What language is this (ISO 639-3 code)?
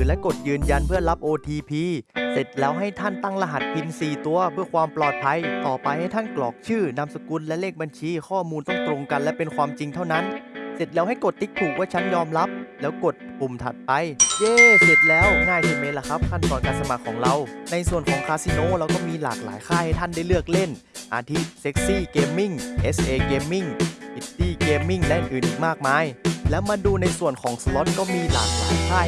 tha